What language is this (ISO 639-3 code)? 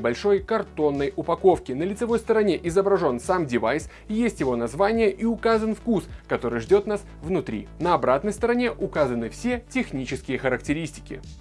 rus